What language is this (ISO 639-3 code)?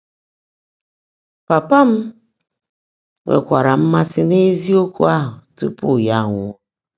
ibo